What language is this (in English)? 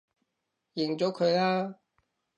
Cantonese